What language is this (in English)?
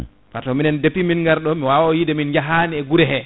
Fula